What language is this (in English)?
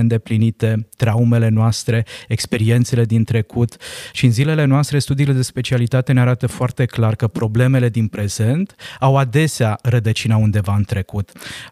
Romanian